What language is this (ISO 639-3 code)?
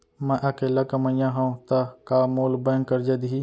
hne